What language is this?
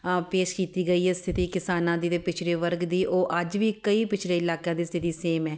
Punjabi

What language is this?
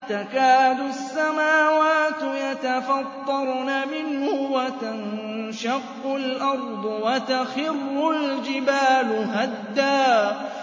Arabic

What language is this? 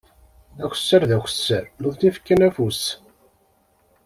Kabyle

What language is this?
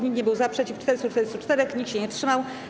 Polish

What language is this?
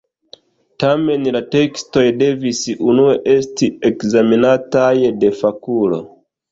Esperanto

